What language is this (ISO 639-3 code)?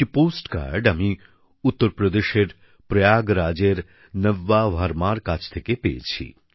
ben